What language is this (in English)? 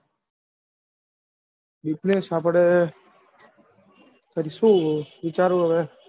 Gujarati